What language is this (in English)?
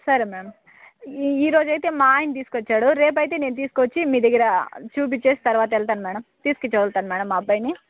Telugu